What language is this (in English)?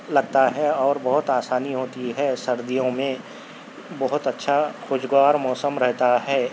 Urdu